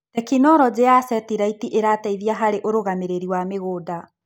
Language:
Kikuyu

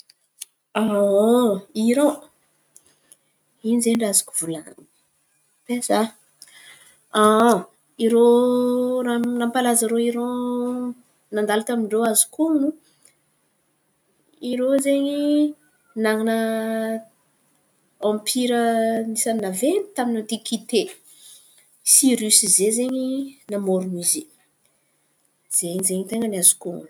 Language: Antankarana Malagasy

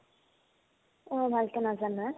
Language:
Assamese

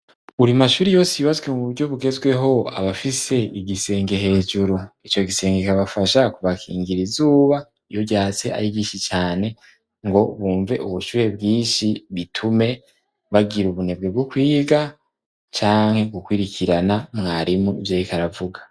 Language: Rundi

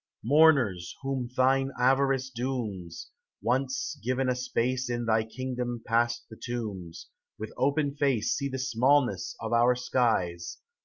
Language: English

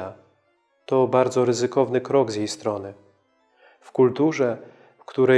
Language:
Polish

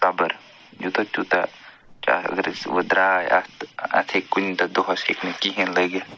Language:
Kashmiri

